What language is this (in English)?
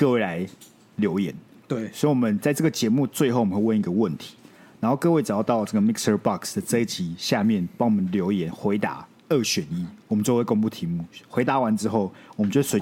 Chinese